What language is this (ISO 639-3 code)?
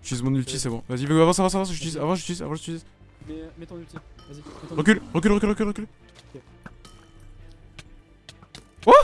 fra